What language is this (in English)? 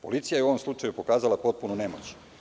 Serbian